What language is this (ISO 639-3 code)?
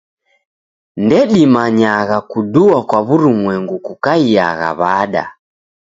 dav